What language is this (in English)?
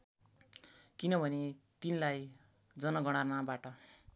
Nepali